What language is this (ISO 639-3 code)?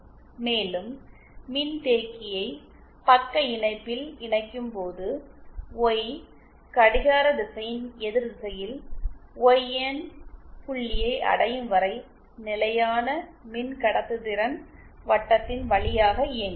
tam